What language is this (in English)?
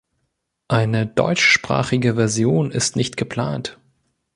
German